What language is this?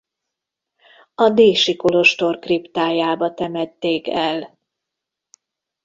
Hungarian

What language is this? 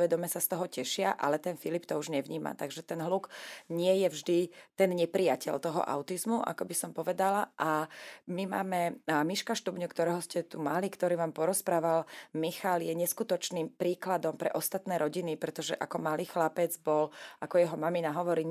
Slovak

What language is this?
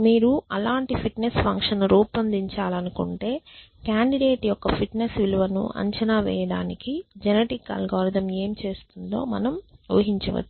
Telugu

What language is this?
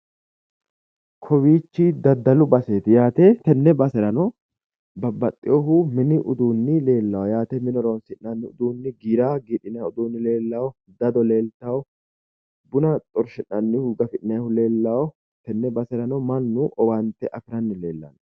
Sidamo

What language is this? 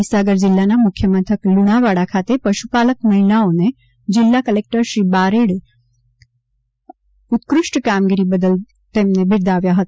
Gujarati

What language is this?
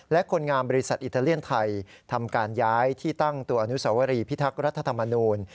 Thai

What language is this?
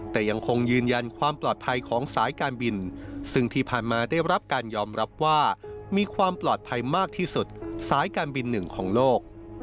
Thai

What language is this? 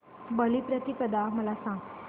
Marathi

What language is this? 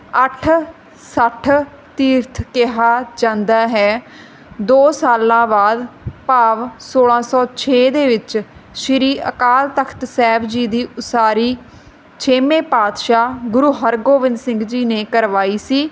Punjabi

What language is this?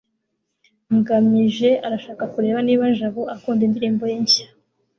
Kinyarwanda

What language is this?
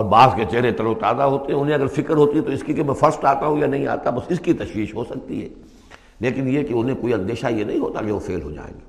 Urdu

